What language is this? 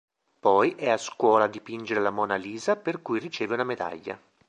Italian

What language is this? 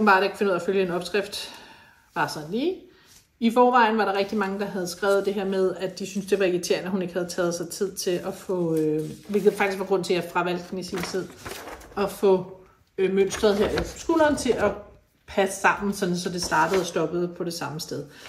Danish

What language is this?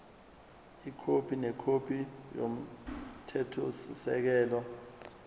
Zulu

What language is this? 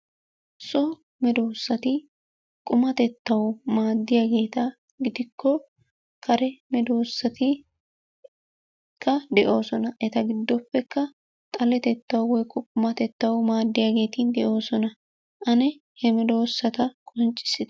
Wolaytta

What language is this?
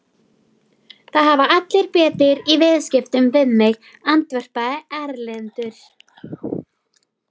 Icelandic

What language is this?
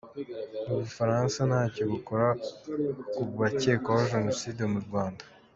Kinyarwanda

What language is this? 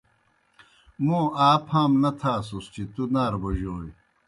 Kohistani Shina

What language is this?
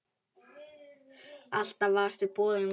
Icelandic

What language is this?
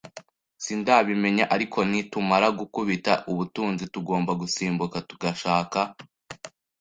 Kinyarwanda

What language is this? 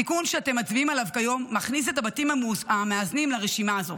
Hebrew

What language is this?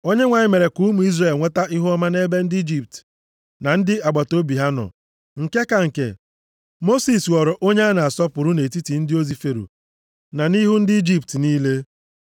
Igbo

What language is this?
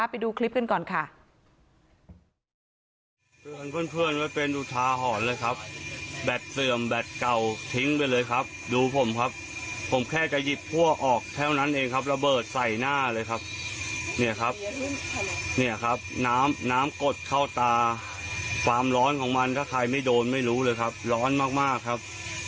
Thai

